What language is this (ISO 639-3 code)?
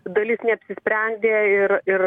lit